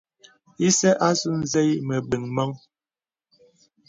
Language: Bebele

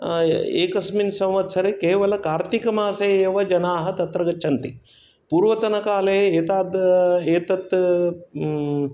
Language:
Sanskrit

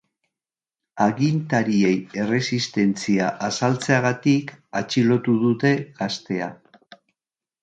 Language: Basque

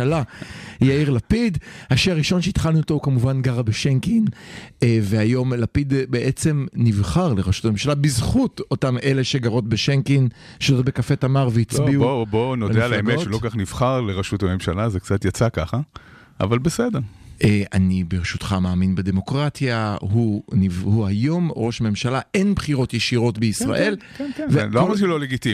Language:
Hebrew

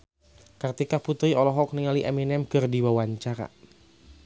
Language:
Sundanese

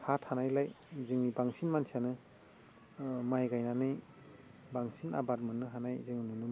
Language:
Bodo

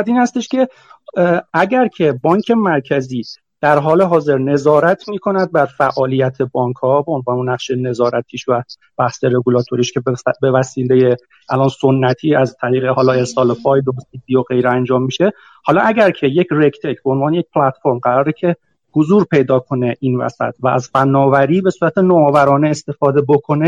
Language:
Persian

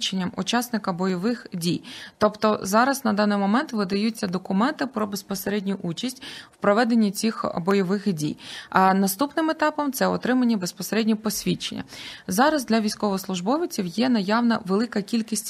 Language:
Ukrainian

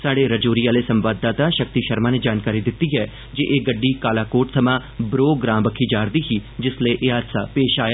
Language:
Dogri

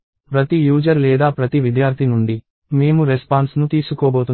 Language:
Telugu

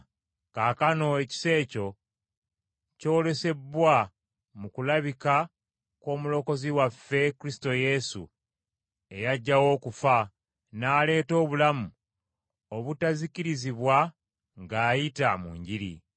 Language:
Ganda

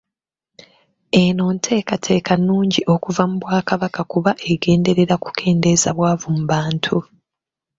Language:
Ganda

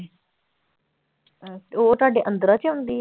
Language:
Punjabi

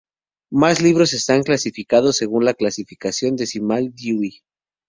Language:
Spanish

